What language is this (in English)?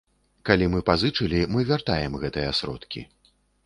Belarusian